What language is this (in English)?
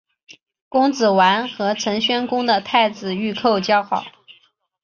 Chinese